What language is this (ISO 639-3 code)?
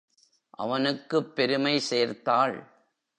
tam